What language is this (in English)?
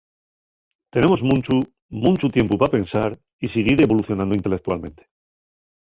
Asturian